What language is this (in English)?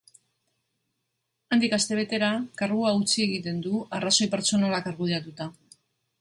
Basque